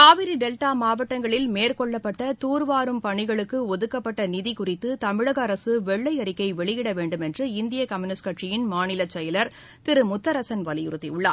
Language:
Tamil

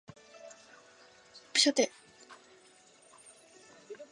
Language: Chinese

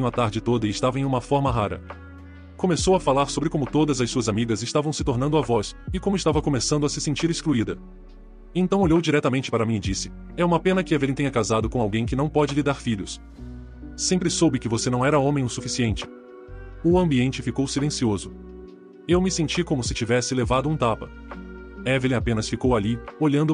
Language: Portuguese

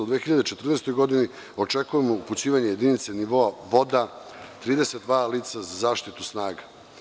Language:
Serbian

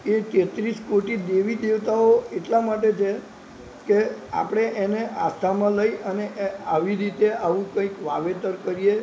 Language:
Gujarati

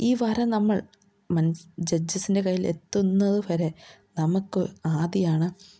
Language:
Malayalam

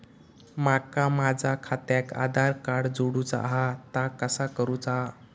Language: Marathi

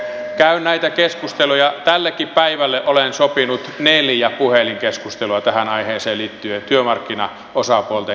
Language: Finnish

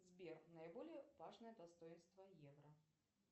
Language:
Russian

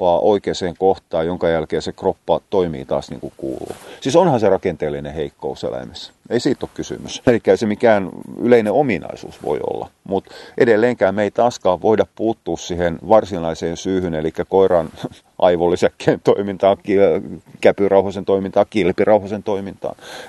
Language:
Finnish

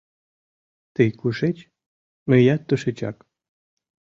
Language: Mari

